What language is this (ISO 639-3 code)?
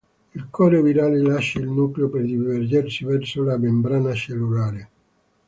ita